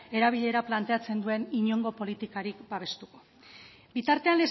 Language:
Basque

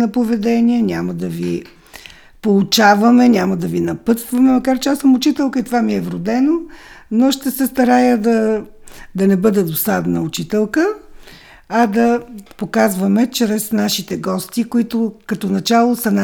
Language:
Bulgarian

